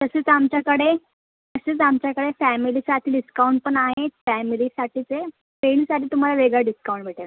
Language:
Marathi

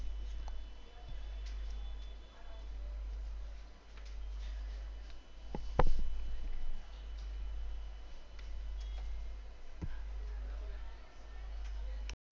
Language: Gujarati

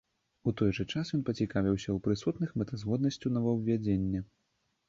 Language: Belarusian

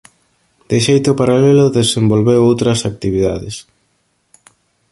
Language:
Galician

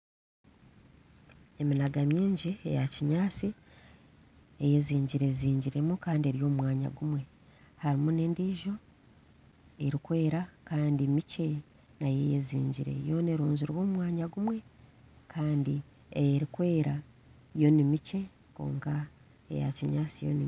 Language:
Nyankole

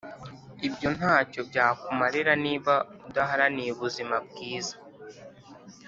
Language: Kinyarwanda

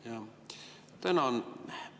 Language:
Estonian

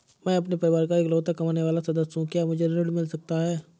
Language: Hindi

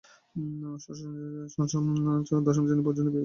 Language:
Bangla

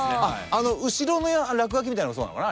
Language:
Japanese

